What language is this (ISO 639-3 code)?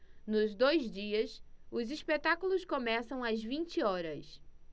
por